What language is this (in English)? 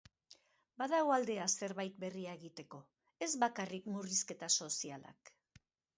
Basque